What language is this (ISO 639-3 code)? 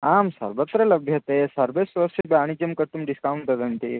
san